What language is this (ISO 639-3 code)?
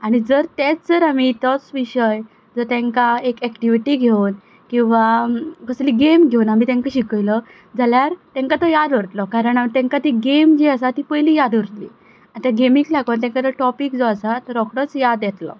kok